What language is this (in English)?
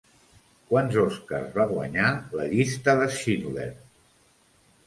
Catalan